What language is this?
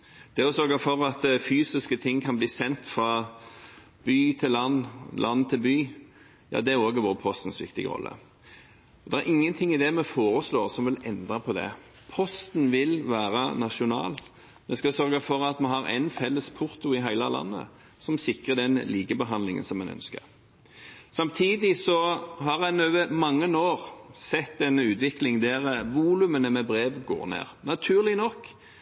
Norwegian Bokmål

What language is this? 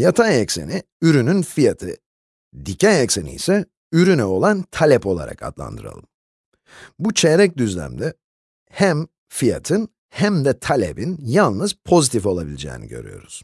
Turkish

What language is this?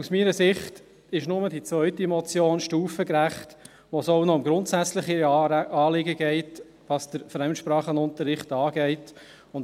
Swiss German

